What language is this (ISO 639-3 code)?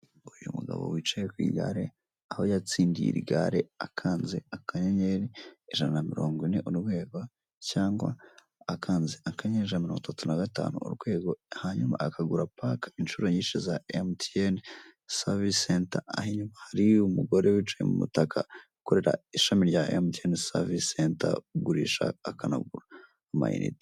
kin